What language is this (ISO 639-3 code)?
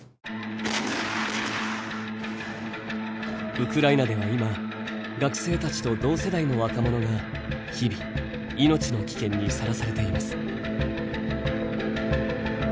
jpn